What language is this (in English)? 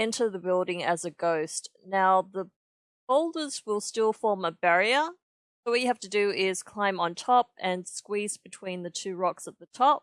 English